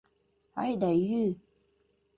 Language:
Mari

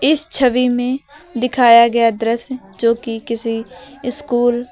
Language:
Hindi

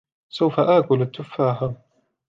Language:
Arabic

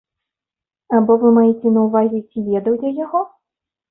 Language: Belarusian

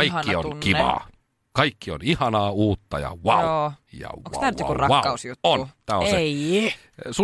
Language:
Finnish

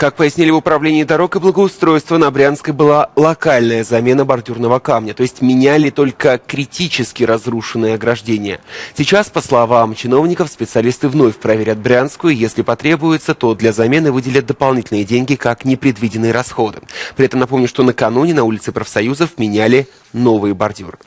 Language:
Russian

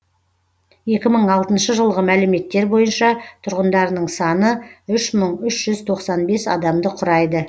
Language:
Kazakh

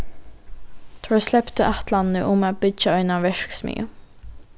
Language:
Faroese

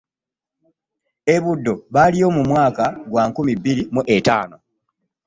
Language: Ganda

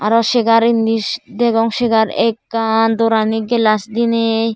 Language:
Chakma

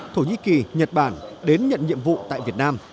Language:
Vietnamese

